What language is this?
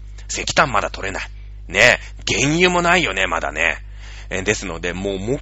Japanese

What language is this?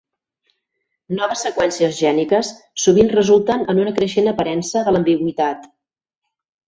Catalan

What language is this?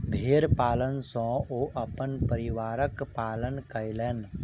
Maithili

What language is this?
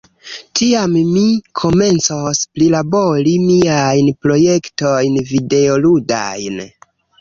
Esperanto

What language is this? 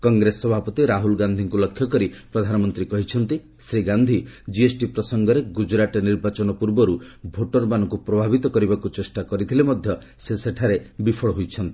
Odia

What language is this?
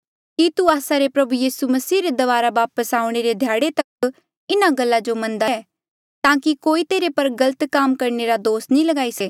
Mandeali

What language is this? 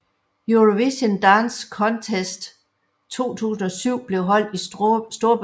Danish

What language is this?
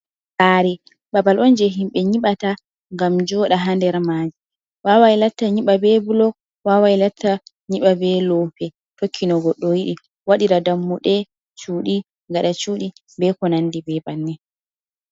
Fula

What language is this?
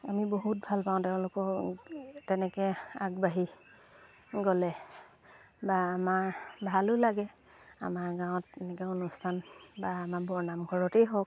Assamese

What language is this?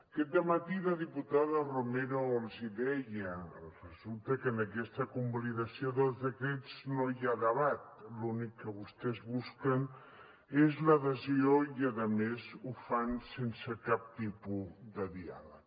Catalan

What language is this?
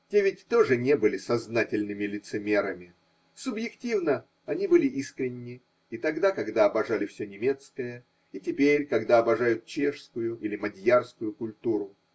Russian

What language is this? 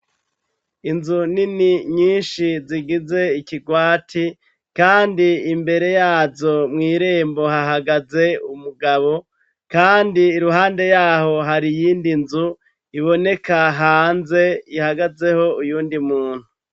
Rundi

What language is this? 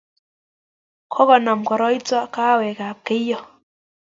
Kalenjin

